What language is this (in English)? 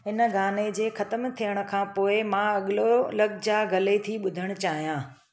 Sindhi